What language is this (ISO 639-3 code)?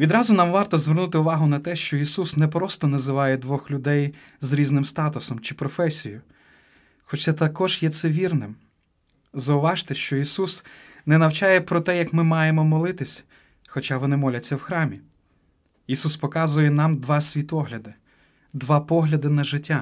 ukr